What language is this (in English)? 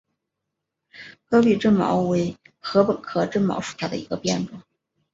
Chinese